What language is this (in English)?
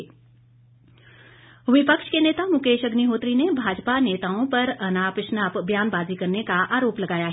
Hindi